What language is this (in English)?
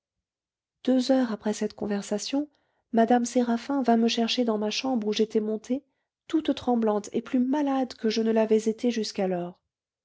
French